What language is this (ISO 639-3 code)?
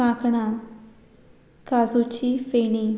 kok